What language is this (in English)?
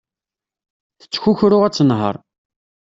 Kabyle